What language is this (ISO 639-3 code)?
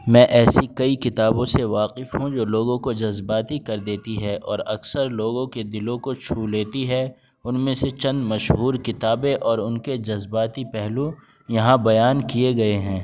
urd